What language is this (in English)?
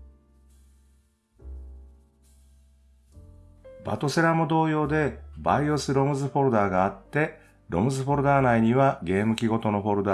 Japanese